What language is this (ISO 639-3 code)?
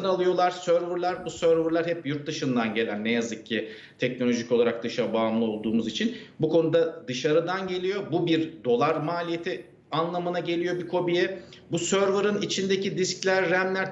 tur